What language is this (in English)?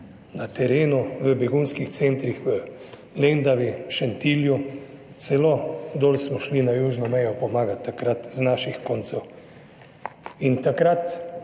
Slovenian